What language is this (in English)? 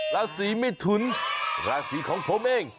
Thai